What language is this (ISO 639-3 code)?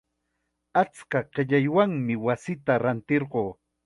qxa